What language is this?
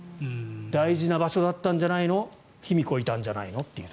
Japanese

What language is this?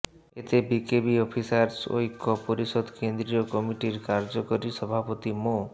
Bangla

